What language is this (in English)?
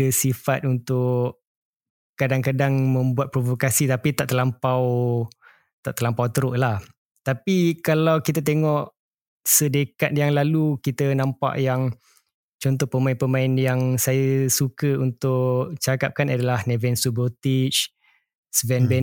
Malay